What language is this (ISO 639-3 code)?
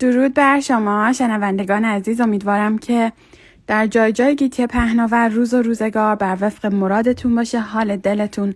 fas